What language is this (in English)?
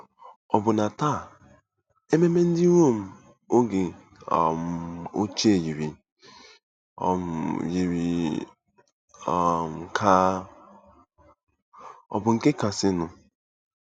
Igbo